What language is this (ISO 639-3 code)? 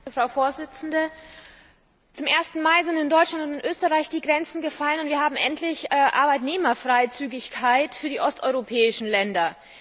deu